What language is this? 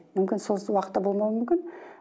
Kazakh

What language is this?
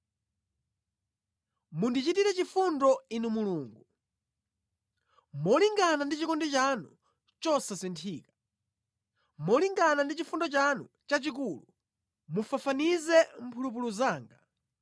Nyanja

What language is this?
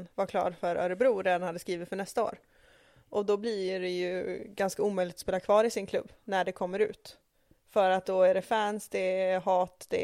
Swedish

